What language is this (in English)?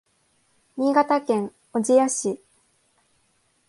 Japanese